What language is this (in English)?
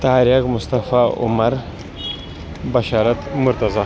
Kashmiri